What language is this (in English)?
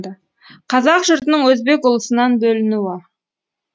Kazakh